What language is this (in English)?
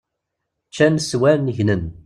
Kabyle